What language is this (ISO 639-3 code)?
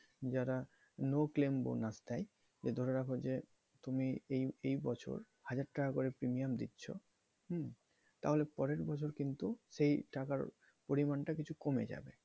ben